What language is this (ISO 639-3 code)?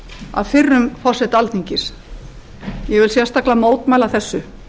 isl